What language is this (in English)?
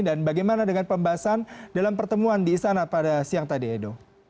Indonesian